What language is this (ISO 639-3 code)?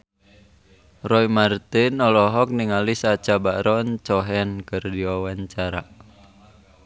sun